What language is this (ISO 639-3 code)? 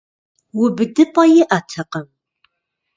kbd